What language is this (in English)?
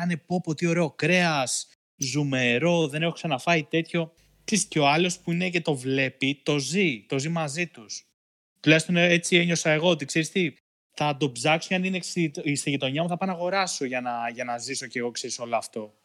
Greek